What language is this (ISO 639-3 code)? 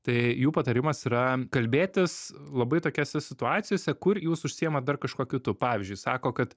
lit